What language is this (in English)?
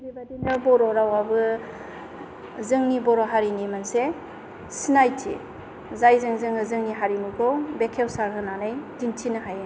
Bodo